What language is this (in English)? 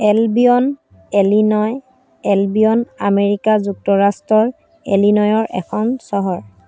Assamese